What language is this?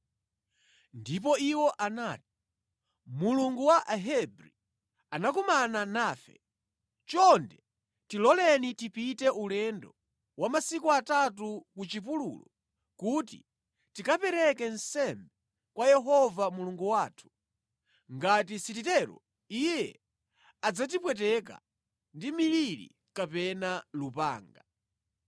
Nyanja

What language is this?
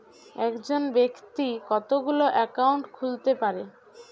Bangla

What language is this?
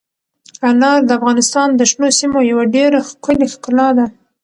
Pashto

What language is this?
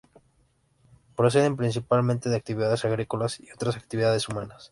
Spanish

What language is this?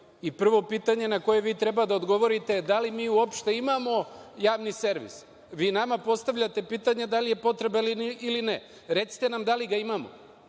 Serbian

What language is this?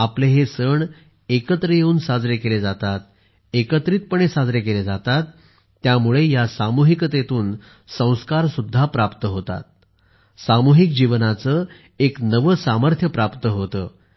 Marathi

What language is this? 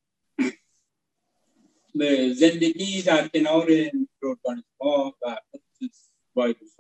Persian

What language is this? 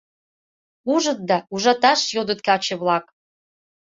Mari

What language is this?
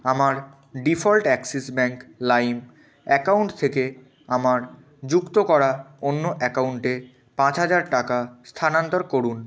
Bangla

